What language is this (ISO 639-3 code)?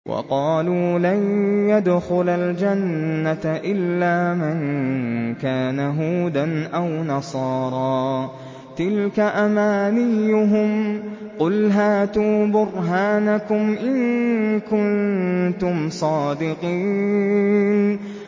ara